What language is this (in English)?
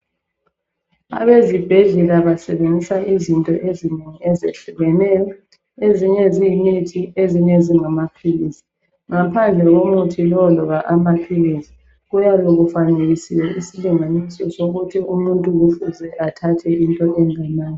North Ndebele